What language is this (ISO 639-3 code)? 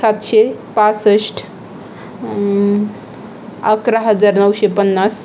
mar